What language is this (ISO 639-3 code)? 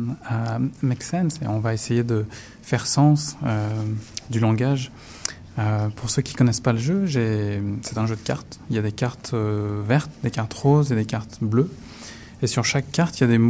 fra